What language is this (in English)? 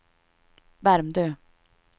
Swedish